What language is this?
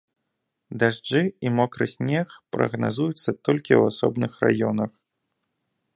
Belarusian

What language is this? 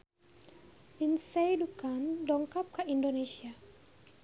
Sundanese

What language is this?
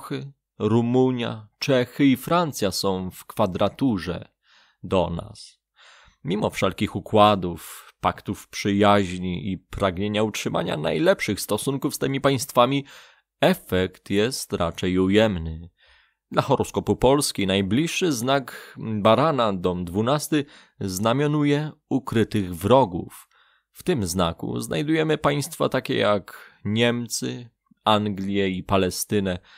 Polish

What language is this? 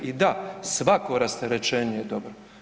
Croatian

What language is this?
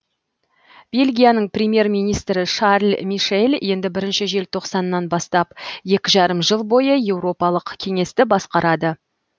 Kazakh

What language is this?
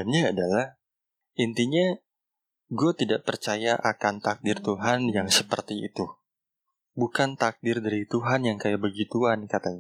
Indonesian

